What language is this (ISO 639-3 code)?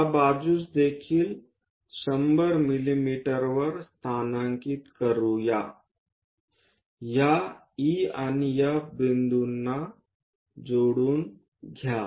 mar